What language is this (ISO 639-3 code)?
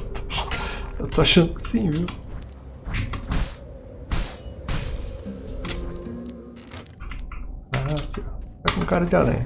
por